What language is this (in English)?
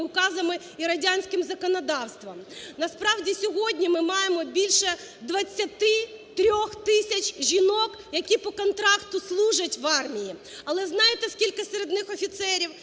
Ukrainian